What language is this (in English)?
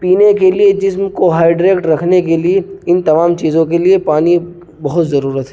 Urdu